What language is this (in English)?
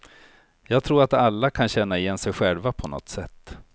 Swedish